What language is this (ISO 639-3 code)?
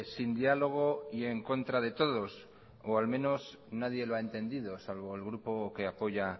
spa